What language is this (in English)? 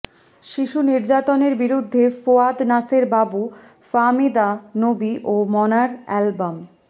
Bangla